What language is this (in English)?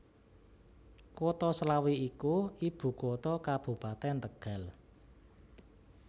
Javanese